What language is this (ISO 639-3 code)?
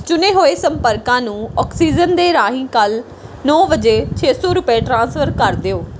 pan